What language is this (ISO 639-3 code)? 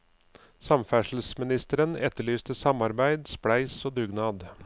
nor